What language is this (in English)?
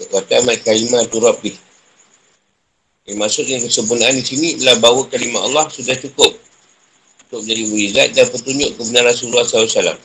Malay